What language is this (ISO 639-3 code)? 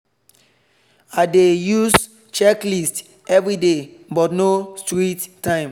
pcm